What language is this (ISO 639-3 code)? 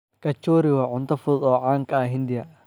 som